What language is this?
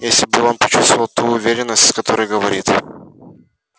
Russian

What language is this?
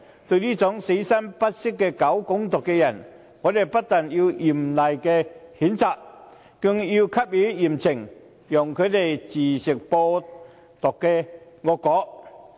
Cantonese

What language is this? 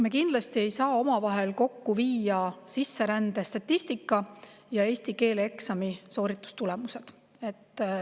Estonian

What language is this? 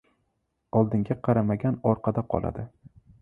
Uzbek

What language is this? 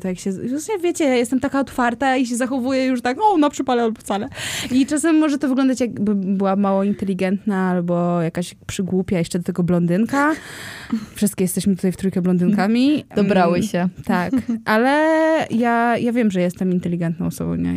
Polish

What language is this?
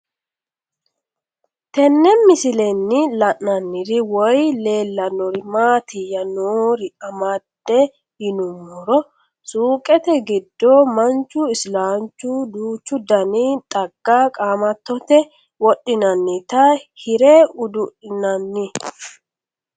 Sidamo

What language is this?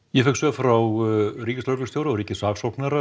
Icelandic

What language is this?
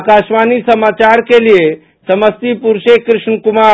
Hindi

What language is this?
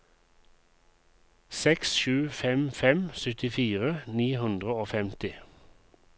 Norwegian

